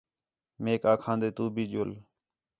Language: Khetrani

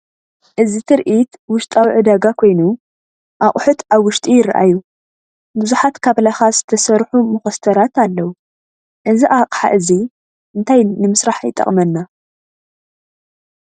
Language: Tigrinya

